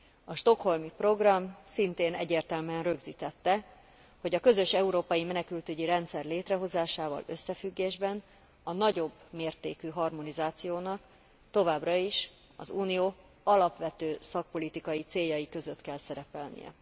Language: Hungarian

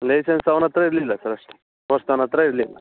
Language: Kannada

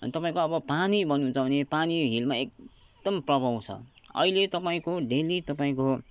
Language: Nepali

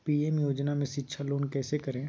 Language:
Magahi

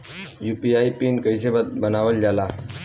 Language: Bhojpuri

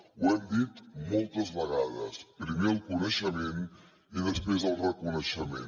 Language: Catalan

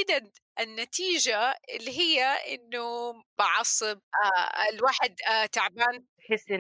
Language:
Arabic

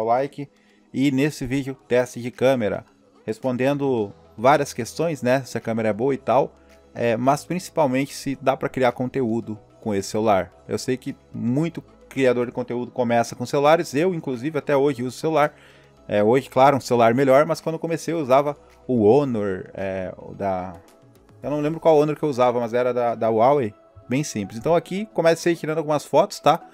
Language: Portuguese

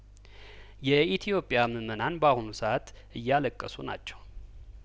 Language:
Amharic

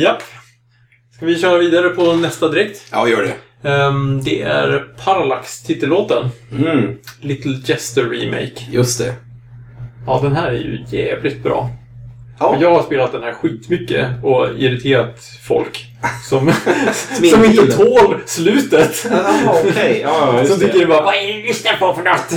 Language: Swedish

